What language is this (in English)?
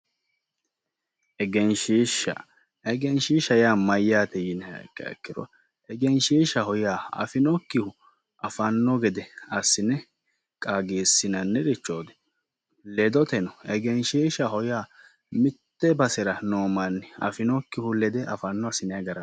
Sidamo